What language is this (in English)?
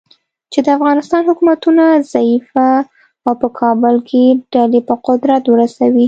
Pashto